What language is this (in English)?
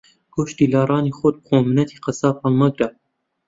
Central Kurdish